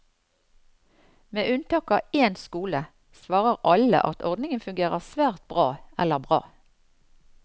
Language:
Norwegian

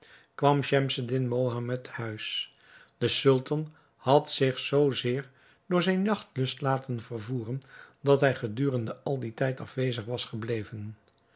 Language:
Dutch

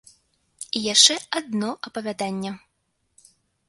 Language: Belarusian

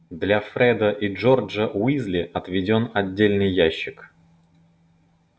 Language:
Russian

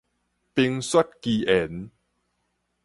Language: Min Nan Chinese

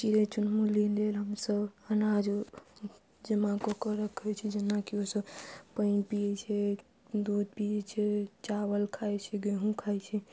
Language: Maithili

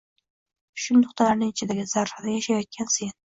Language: Uzbek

